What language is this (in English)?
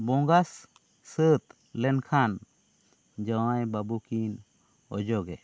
Santali